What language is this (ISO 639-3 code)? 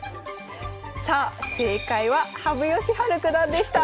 jpn